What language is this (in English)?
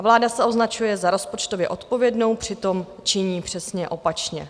Czech